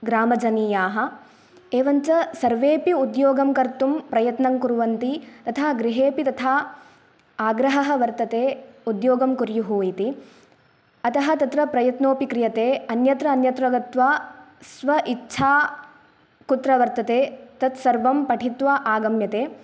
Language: Sanskrit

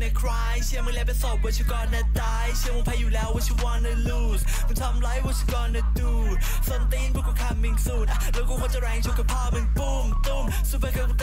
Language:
Thai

